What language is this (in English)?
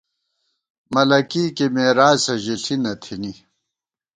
Gawar-Bati